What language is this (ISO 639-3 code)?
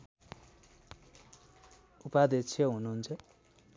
nep